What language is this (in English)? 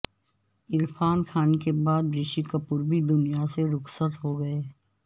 Urdu